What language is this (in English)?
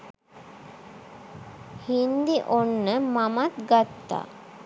Sinhala